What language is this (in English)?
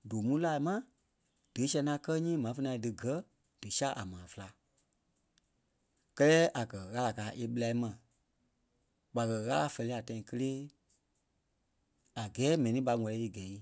Kpelle